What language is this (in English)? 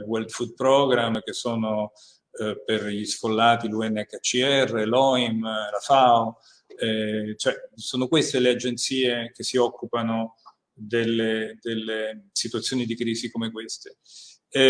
Italian